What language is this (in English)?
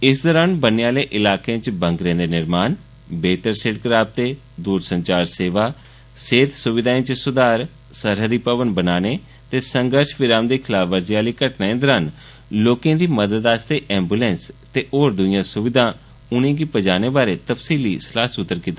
Dogri